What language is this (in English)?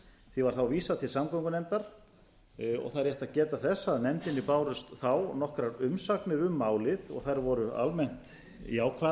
Icelandic